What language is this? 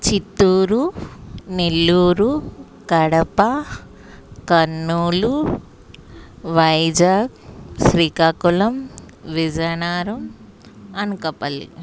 Telugu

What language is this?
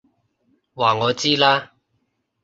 Cantonese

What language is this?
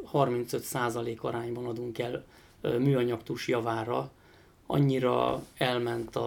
Hungarian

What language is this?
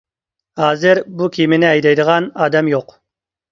Uyghur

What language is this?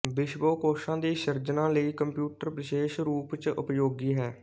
Punjabi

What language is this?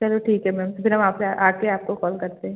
Hindi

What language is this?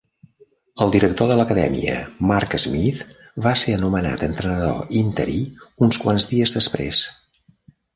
Catalan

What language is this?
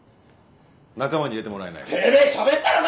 Japanese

